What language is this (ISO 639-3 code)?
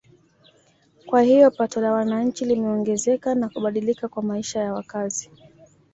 swa